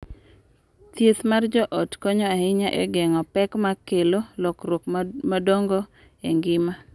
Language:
Luo (Kenya and Tanzania)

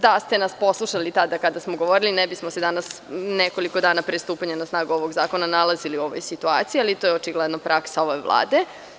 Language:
Serbian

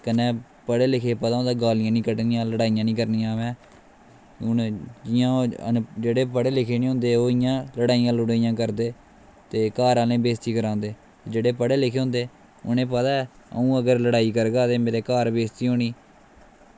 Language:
Dogri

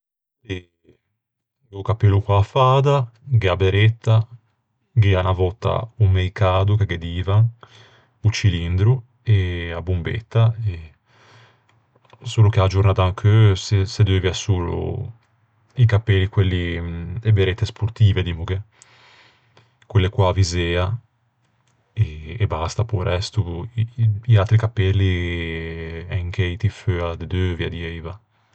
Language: Ligurian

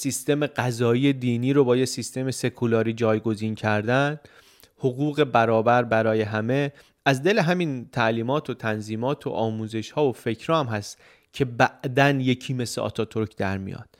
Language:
Persian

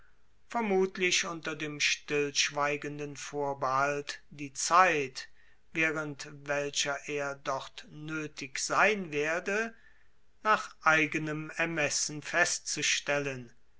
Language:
German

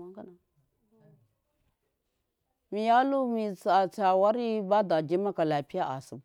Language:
Miya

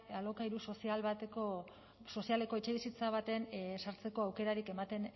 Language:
Basque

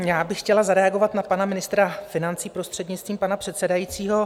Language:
Czech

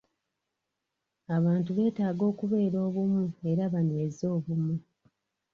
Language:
Ganda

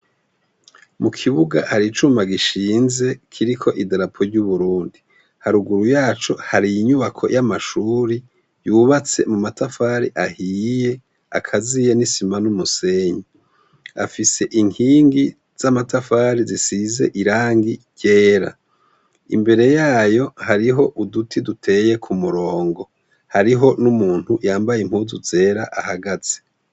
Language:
Rundi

